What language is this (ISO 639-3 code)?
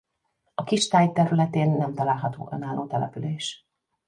hun